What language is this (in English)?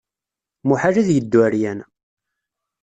Kabyle